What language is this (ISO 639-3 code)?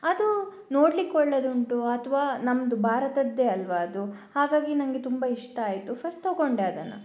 kan